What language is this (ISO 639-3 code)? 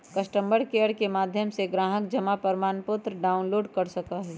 mag